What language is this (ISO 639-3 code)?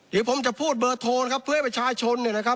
tha